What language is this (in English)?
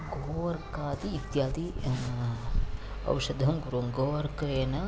Sanskrit